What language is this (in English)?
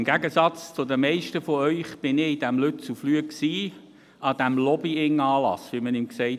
Swiss German